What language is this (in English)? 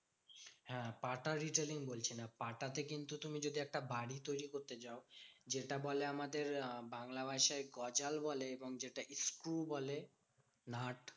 Bangla